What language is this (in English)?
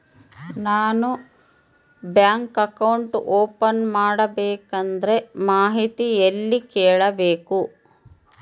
Kannada